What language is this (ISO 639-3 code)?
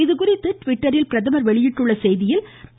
tam